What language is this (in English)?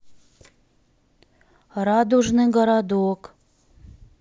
Russian